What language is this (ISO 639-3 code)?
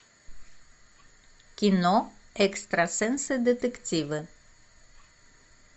rus